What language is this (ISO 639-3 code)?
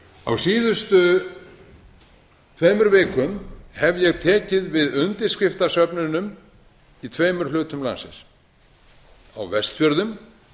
isl